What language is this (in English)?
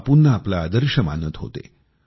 Marathi